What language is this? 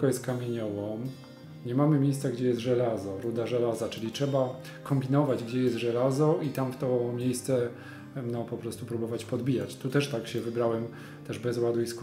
Polish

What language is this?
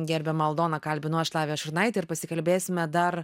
Lithuanian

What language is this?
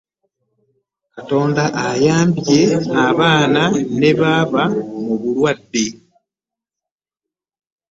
Ganda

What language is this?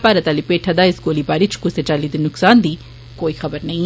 Dogri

